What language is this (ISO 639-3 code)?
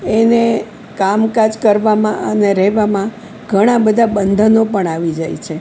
guj